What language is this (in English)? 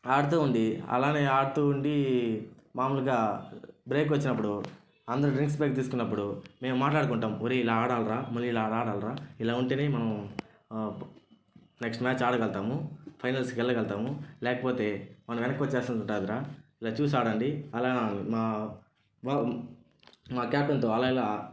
Telugu